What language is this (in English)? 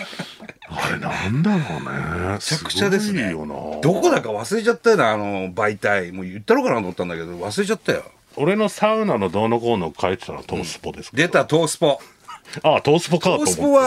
Japanese